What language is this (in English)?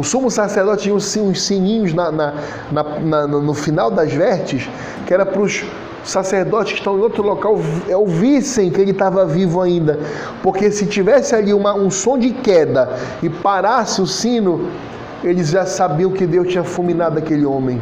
Portuguese